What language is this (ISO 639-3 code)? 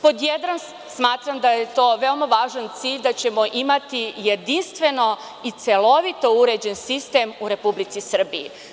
srp